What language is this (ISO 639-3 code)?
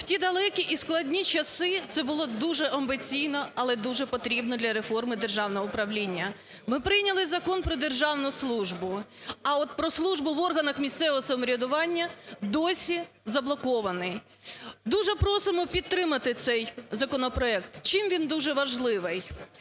ukr